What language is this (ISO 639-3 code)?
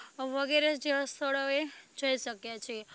guj